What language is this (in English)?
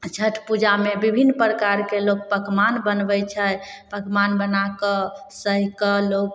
Maithili